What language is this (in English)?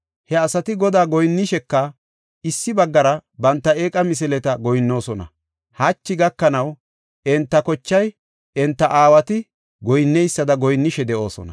Gofa